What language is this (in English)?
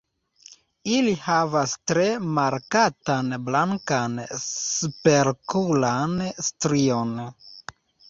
Esperanto